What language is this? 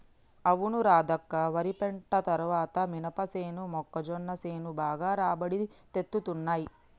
Telugu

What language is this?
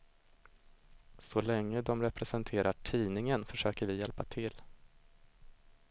Swedish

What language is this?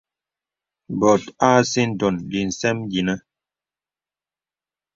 Bebele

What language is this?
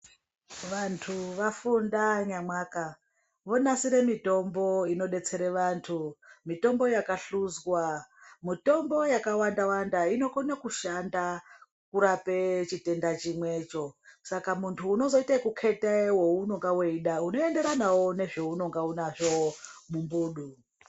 Ndau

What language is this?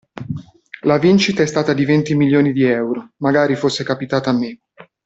Italian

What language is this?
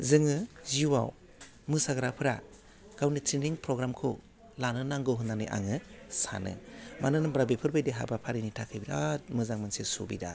Bodo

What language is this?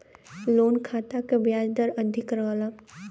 Bhojpuri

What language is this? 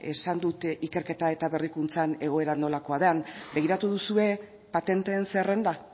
Basque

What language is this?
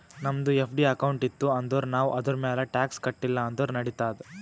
Kannada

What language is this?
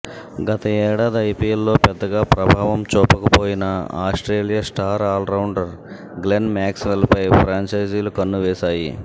Telugu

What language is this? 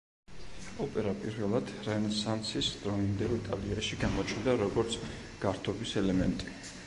Georgian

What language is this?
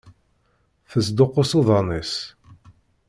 Kabyle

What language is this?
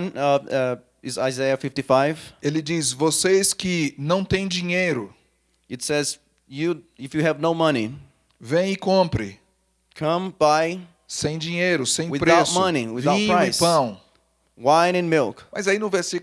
Portuguese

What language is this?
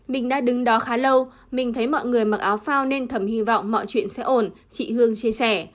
Vietnamese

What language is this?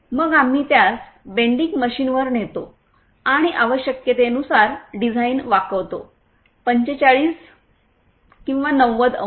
Marathi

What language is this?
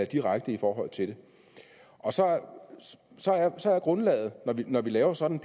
Danish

